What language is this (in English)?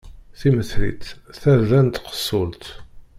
Kabyle